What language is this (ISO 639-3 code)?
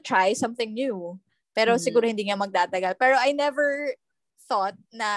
fil